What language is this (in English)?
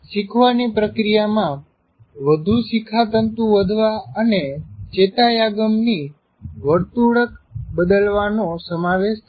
Gujarati